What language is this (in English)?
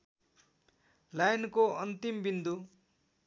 Nepali